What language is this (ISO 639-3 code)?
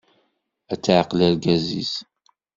kab